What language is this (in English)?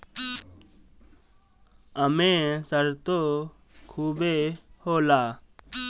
Bhojpuri